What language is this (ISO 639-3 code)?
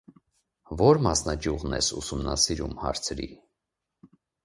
hye